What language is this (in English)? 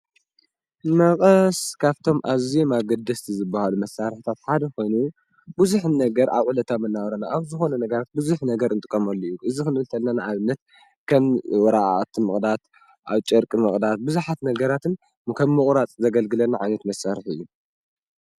Tigrinya